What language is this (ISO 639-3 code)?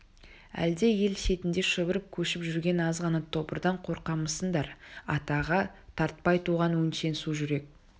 kaz